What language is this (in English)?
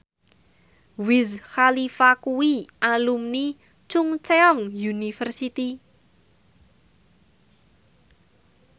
Javanese